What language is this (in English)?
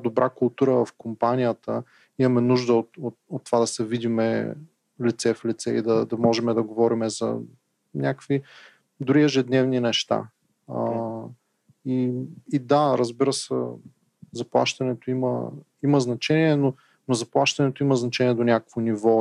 Bulgarian